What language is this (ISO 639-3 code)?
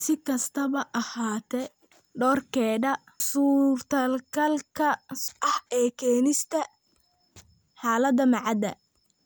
som